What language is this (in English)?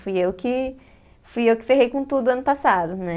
Portuguese